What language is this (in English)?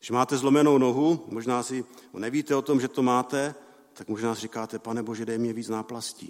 Czech